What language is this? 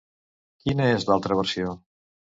Catalan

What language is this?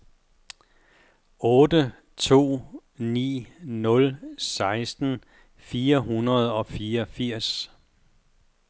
Danish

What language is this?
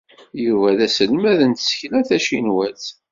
Kabyle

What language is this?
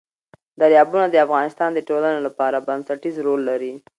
Pashto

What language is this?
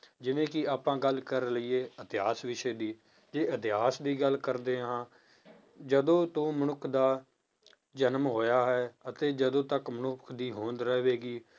Punjabi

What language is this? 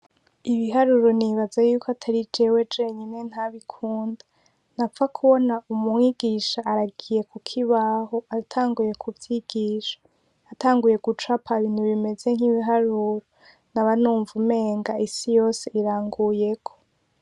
Rundi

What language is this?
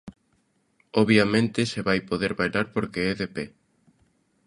Galician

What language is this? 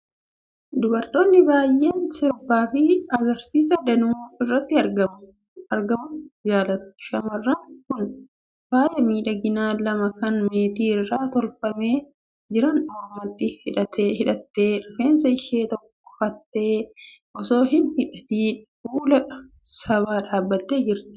Oromo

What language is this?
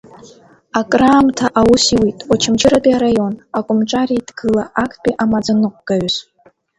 Abkhazian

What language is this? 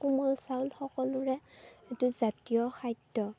Assamese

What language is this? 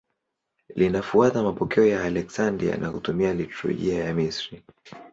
Swahili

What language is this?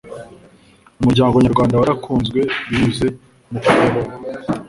Kinyarwanda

